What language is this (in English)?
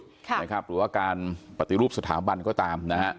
Thai